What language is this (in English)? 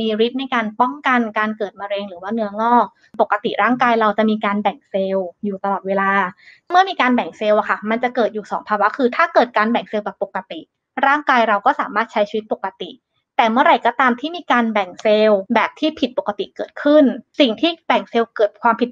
Thai